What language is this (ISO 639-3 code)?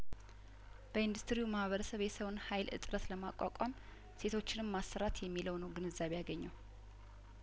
amh